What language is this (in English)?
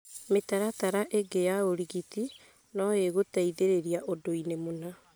Kikuyu